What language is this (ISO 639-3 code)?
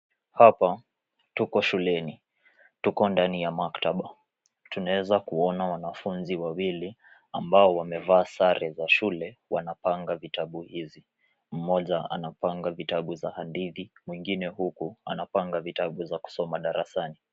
swa